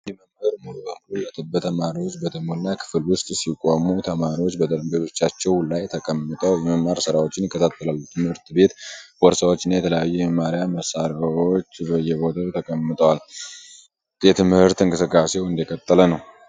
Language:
Amharic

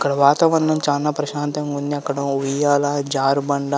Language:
Telugu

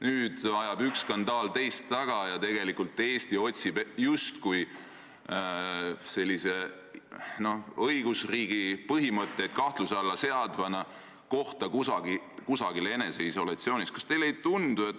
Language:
Estonian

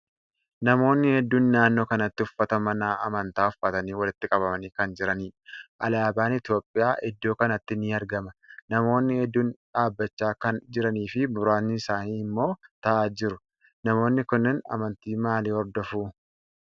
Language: Oromo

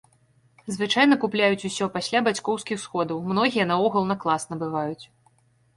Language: Belarusian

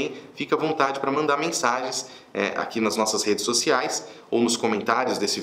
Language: Portuguese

